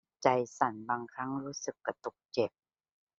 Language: Thai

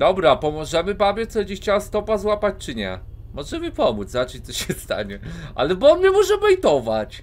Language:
Polish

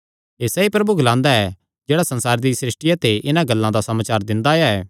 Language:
Kangri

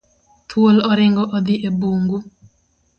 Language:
Luo (Kenya and Tanzania)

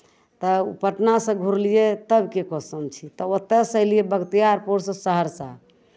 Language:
Maithili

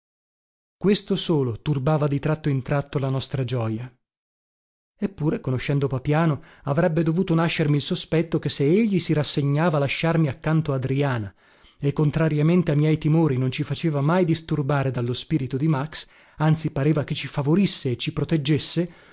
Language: Italian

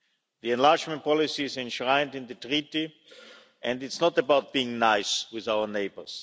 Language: English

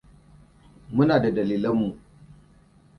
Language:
Hausa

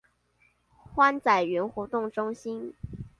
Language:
Chinese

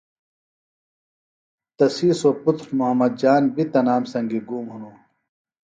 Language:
Phalura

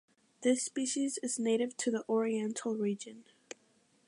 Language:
English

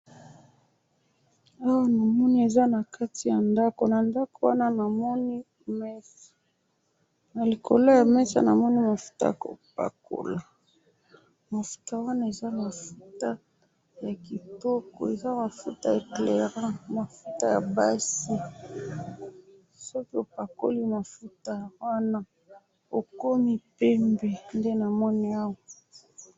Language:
Lingala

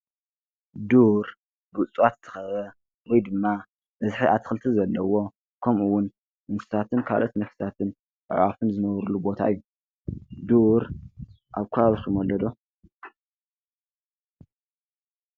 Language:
Tigrinya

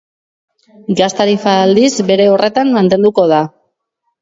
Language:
Basque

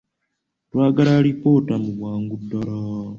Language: Ganda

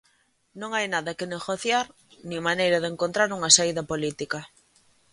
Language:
Galician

